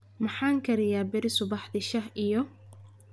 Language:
Somali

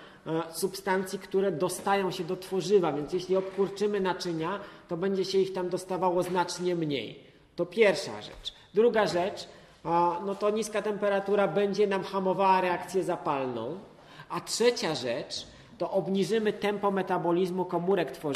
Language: Polish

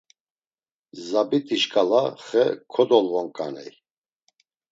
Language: Laz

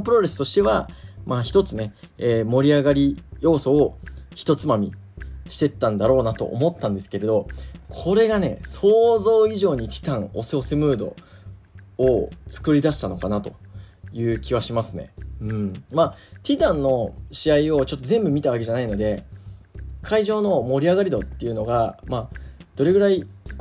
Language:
Japanese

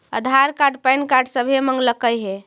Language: Magahi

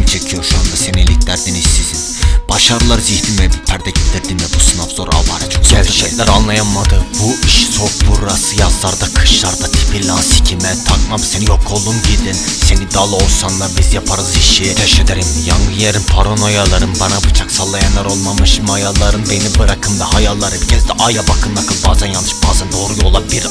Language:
Turkish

